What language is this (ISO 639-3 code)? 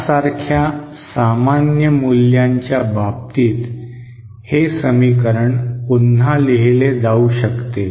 mar